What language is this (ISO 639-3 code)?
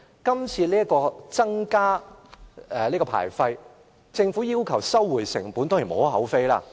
yue